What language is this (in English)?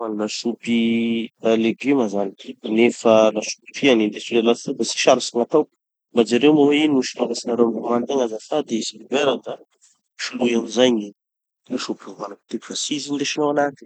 Tanosy Malagasy